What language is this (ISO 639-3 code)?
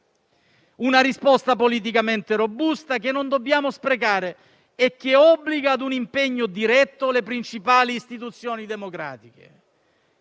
ita